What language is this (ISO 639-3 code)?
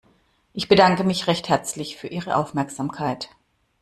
deu